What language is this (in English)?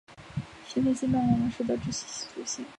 Chinese